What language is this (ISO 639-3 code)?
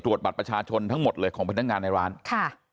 tha